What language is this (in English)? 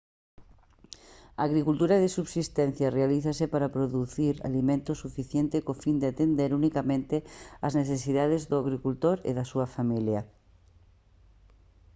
Galician